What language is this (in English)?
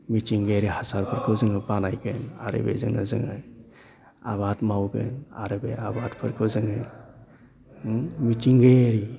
Bodo